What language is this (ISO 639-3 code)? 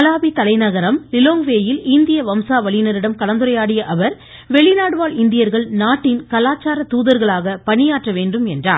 tam